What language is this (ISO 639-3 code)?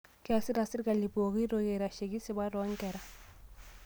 mas